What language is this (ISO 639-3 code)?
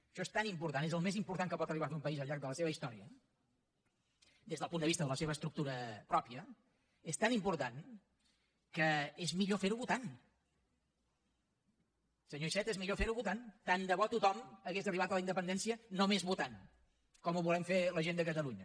cat